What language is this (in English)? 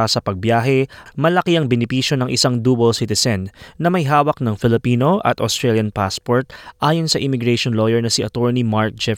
Filipino